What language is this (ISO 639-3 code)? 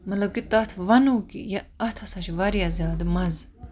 kas